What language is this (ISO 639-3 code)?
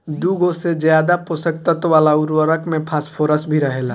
bho